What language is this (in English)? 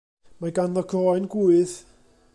Welsh